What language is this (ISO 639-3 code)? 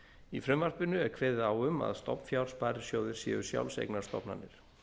isl